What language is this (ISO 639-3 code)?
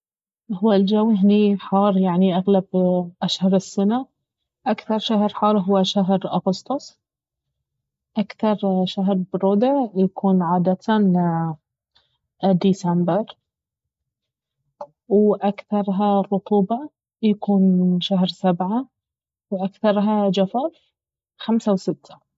abv